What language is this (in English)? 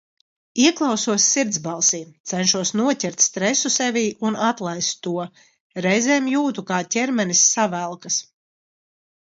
Latvian